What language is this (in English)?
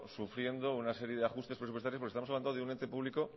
Spanish